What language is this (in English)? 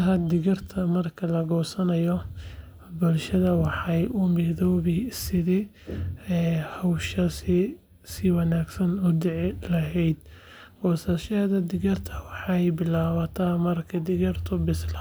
Somali